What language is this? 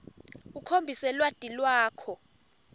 Swati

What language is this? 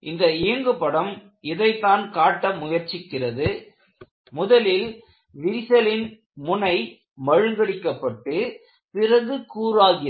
Tamil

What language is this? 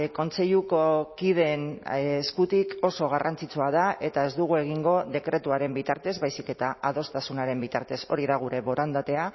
Basque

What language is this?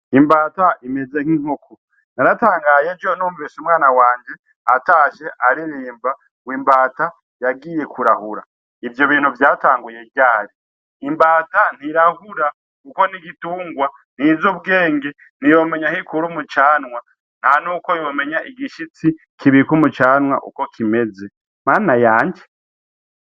Rundi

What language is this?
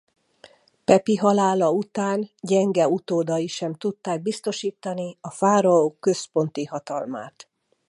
Hungarian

